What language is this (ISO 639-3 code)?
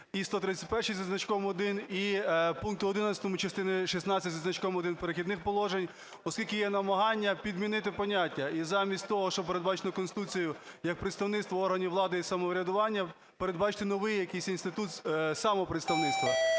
ukr